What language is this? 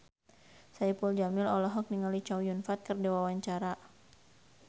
Sundanese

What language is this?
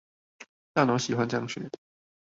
Chinese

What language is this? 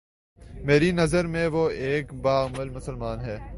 Urdu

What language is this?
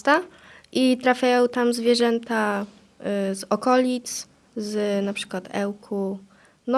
Polish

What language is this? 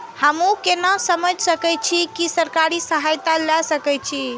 Maithili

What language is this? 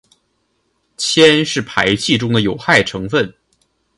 Chinese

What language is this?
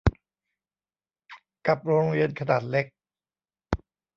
Thai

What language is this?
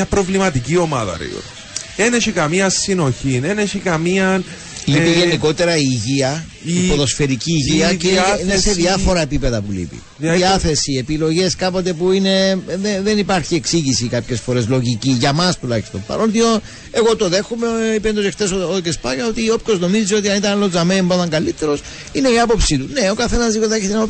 Greek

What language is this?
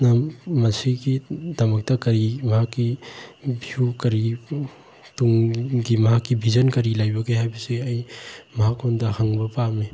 Manipuri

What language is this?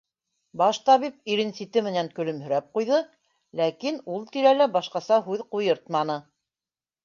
Bashkir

